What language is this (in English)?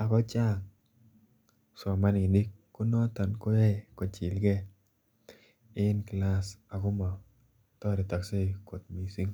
Kalenjin